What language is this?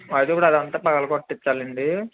Telugu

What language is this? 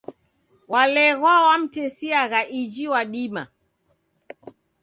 Taita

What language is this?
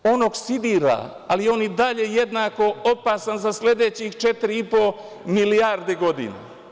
Serbian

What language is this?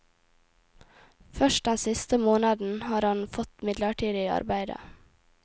Norwegian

